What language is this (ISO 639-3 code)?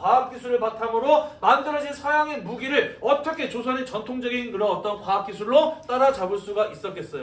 kor